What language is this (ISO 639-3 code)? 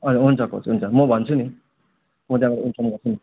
nep